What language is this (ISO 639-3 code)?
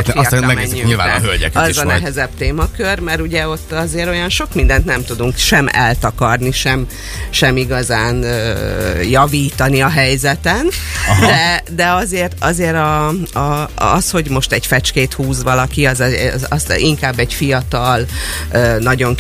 hun